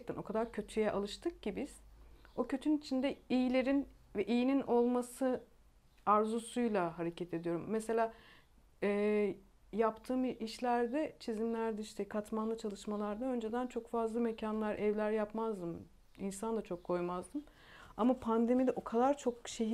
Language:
Turkish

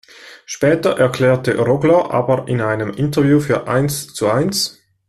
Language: German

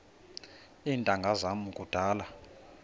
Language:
Xhosa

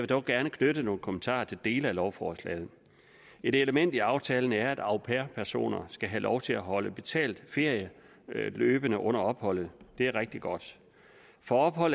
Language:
Danish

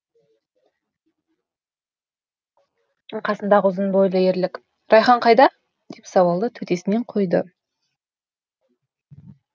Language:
Kazakh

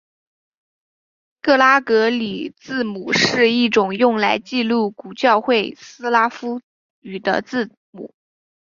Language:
Chinese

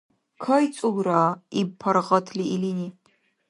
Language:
Dargwa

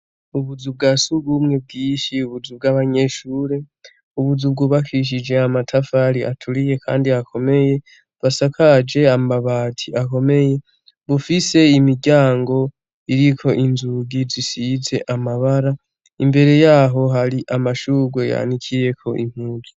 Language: Rundi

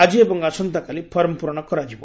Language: Odia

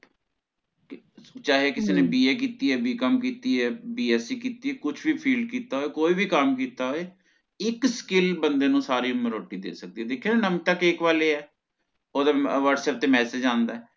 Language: Punjabi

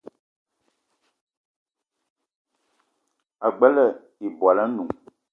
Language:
Eton (Cameroon)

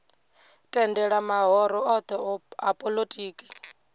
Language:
Venda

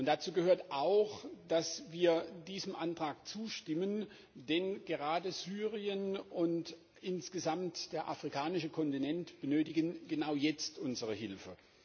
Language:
German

